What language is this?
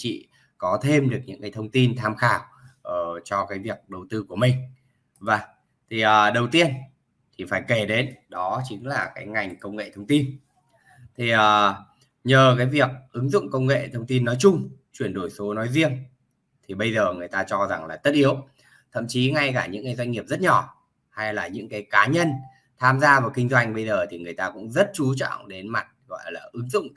Vietnamese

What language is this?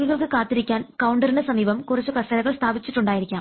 Malayalam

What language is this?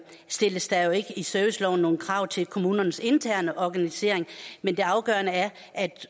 Danish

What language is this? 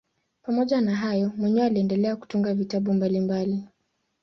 Swahili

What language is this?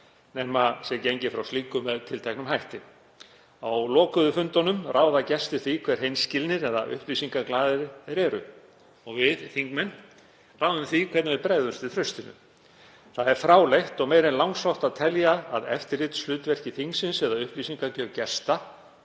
Icelandic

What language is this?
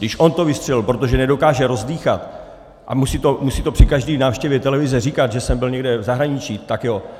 Czech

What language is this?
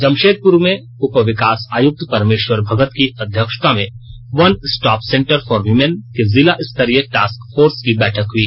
Hindi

